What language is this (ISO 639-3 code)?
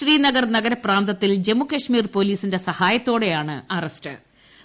mal